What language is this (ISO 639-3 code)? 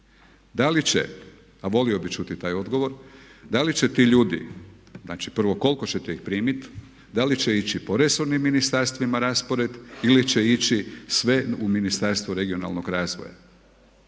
hrv